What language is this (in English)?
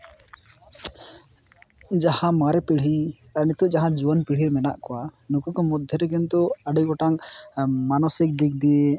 Santali